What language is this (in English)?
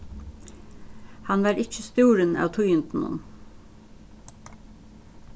Faroese